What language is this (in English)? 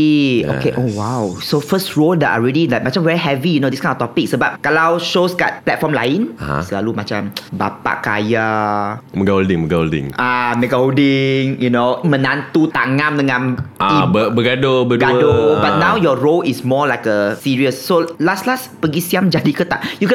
Malay